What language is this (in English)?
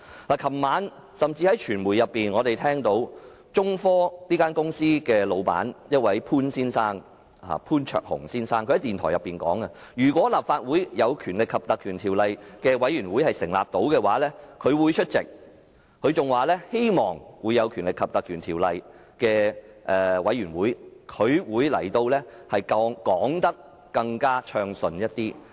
Cantonese